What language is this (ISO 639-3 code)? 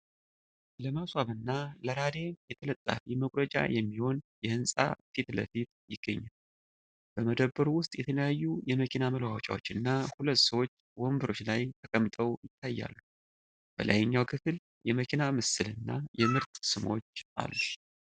amh